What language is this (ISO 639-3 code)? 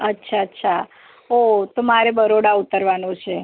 guj